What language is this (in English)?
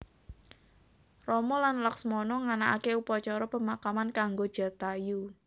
Javanese